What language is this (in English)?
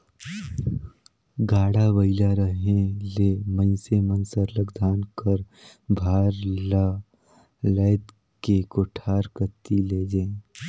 Chhattisgarhi